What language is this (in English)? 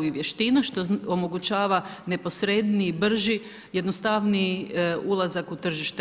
Croatian